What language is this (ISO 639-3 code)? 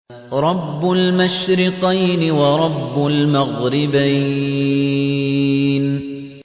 ara